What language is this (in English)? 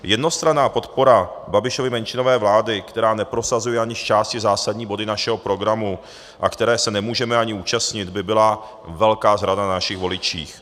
Czech